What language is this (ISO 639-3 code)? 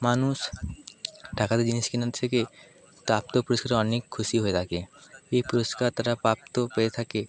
ben